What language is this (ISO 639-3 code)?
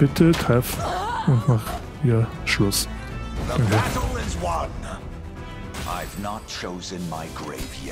deu